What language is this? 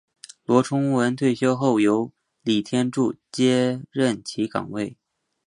Chinese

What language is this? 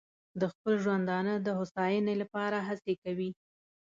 Pashto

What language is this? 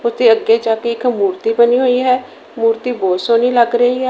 Punjabi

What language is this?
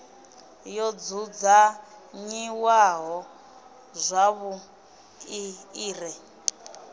Venda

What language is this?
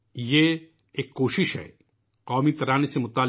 Urdu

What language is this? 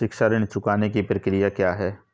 Hindi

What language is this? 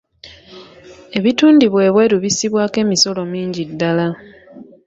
Ganda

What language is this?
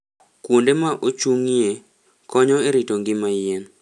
Luo (Kenya and Tanzania)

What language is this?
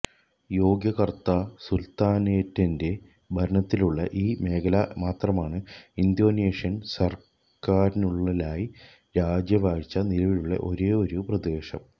Malayalam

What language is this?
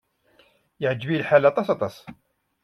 Kabyle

